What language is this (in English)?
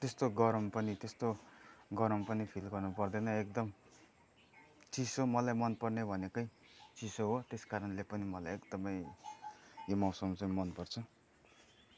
Nepali